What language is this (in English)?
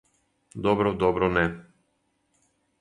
Serbian